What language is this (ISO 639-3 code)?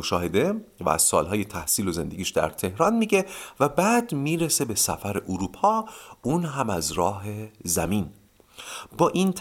fas